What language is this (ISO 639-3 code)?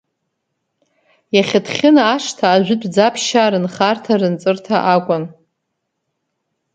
abk